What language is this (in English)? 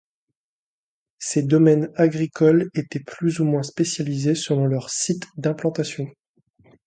French